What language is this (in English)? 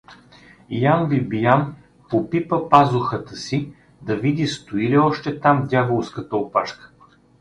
Bulgarian